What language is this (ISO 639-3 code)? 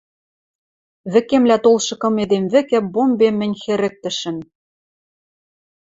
mrj